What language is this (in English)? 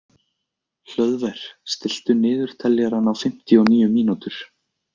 Icelandic